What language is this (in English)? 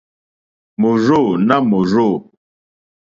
Mokpwe